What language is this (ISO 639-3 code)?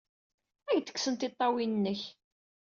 kab